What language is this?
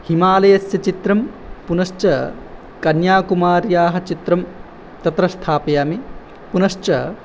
Sanskrit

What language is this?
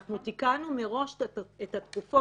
Hebrew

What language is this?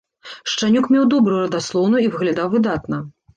Belarusian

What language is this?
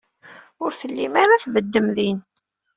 Kabyle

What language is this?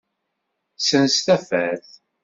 Kabyle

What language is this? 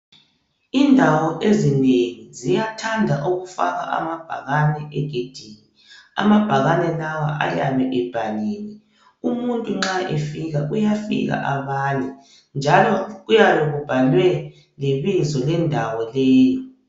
North Ndebele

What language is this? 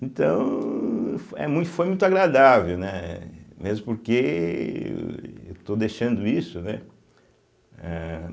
Portuguese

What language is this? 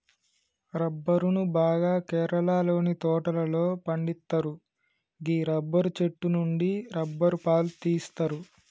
Telugu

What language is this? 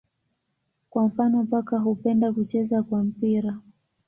Swahili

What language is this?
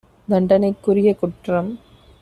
Tamil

